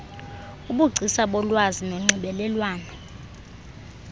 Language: Xhosa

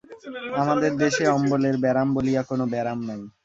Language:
Bangla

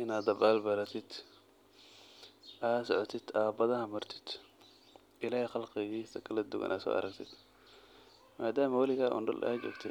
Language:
Somali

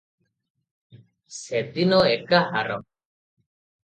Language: Odia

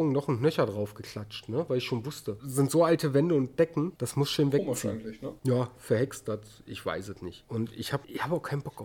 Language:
German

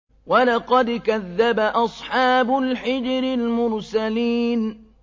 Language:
Arabic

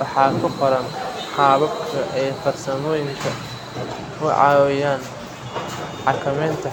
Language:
Somali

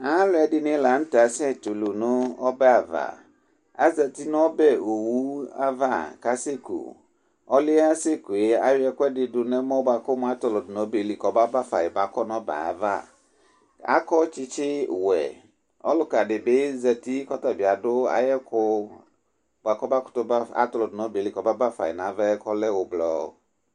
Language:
Ikposo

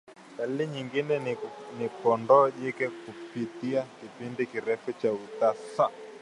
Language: Swahili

